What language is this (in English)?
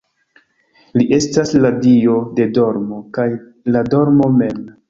Esperanto